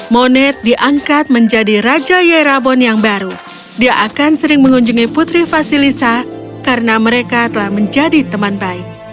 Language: Indonesian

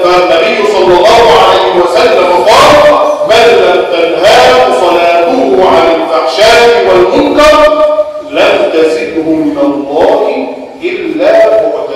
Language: Arabic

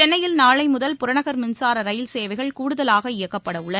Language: Tamil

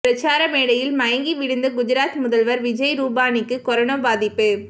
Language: Tamil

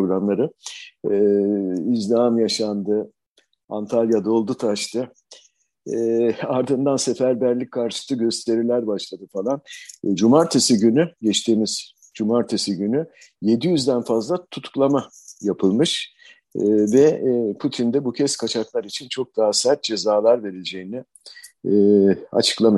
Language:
Turkish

